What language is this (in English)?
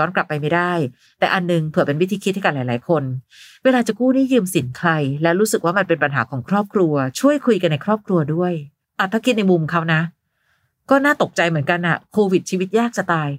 Thai